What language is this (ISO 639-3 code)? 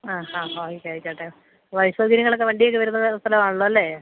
mal